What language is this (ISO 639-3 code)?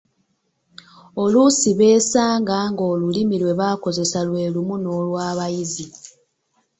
lug